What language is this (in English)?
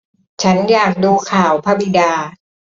Thai